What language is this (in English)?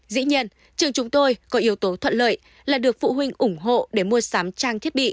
Vietnamese